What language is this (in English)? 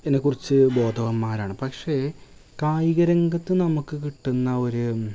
Malayalam